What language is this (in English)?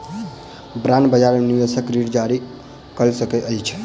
Maithili